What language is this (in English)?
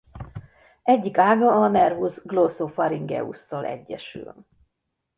Hungarian